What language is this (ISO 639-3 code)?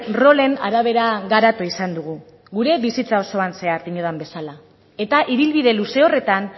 eus